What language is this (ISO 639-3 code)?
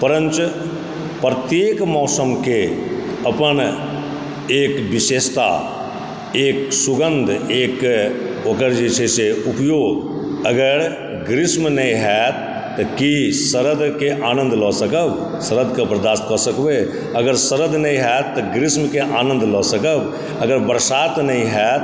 mai